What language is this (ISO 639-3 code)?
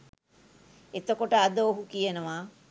sin